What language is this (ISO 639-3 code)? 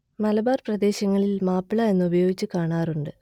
mal